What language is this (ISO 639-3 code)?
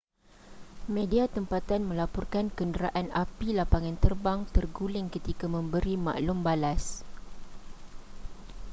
msa